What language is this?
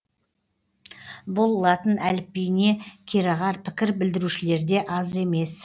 Kazakh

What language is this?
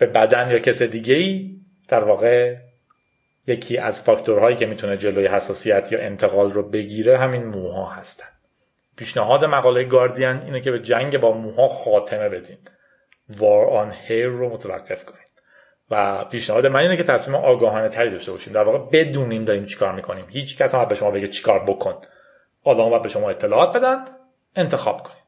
Persian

